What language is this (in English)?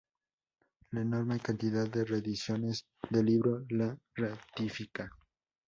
Spanish